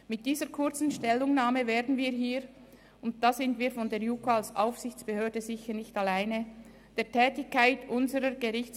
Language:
Swiss German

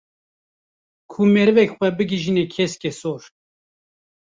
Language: Kurdish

